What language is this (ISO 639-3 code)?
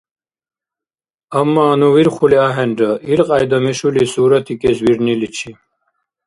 dar